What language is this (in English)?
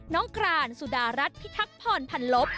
Thai